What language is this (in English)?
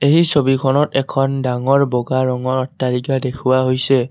Assamese